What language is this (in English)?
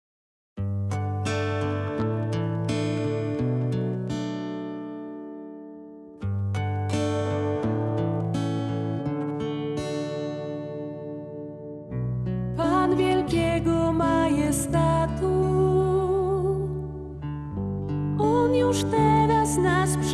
Polish